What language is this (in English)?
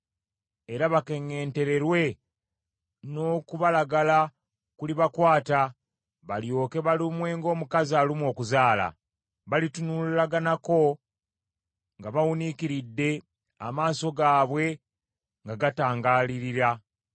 Ganda